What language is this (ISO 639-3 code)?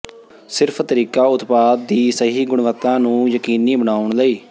pan